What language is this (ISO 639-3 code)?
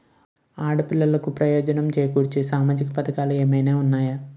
tel